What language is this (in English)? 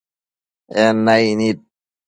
Matsés